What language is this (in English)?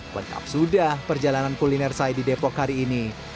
Indonesian